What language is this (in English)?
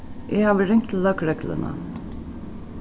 Faroese